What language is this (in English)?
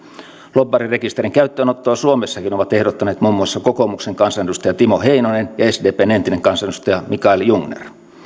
Finnish